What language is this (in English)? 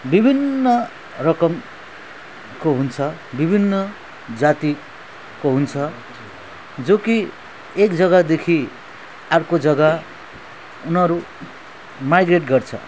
Nepali